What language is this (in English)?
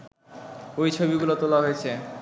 Bangla